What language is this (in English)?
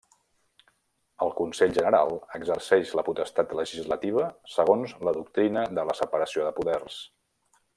Catalan